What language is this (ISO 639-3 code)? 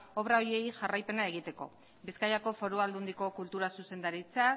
eus